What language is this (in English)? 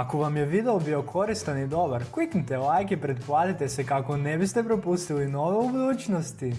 Croatian